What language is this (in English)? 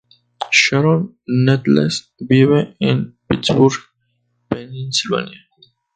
Spanish